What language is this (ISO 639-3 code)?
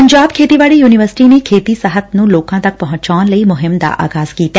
pan